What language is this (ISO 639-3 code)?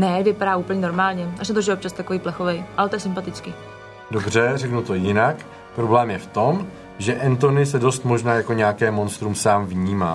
ces